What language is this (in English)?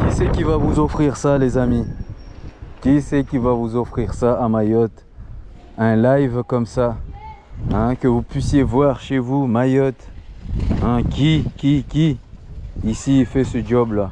French